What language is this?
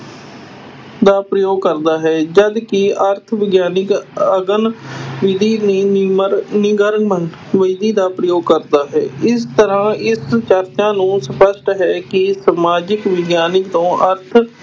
Punjabi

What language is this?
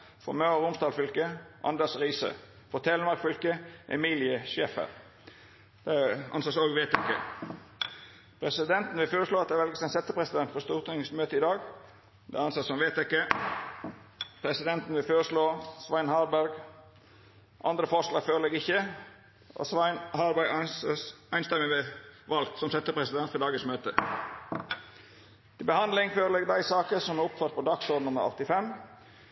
Norwegian Nynorsk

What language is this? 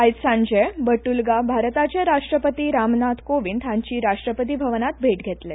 Konkani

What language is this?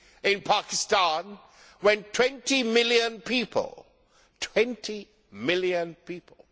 English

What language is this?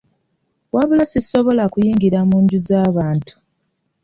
Ganda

